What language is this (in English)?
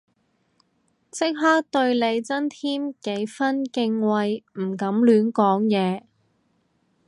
Cantonese